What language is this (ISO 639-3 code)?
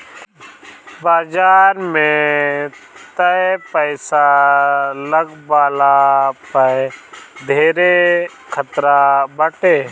bho